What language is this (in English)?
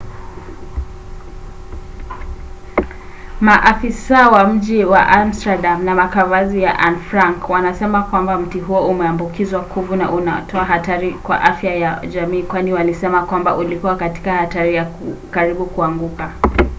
Swahili